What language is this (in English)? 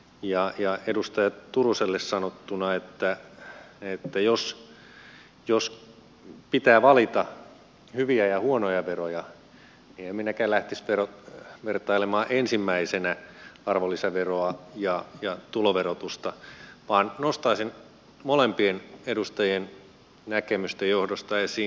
Finnish